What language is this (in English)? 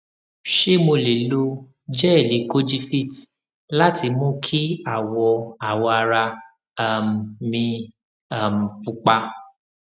Yoruba